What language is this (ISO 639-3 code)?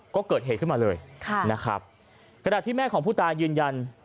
tha